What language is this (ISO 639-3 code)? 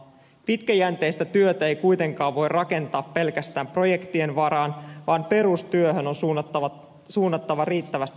fin